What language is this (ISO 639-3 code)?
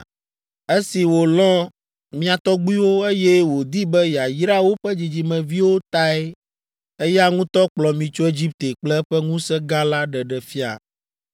ewe